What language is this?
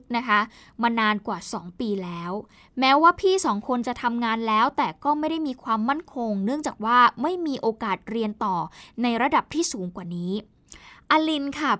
Thai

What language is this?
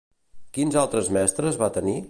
Catalan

